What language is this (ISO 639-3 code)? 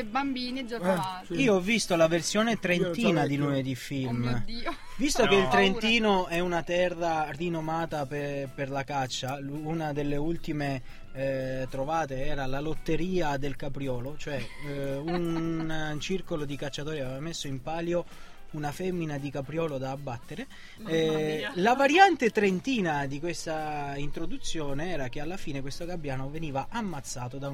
ita